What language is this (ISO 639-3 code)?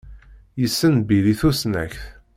kab